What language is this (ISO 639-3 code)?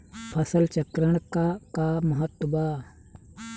bho